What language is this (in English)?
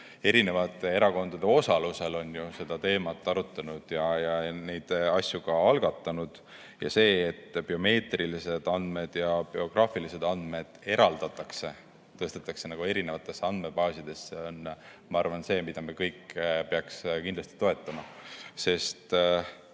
Estonian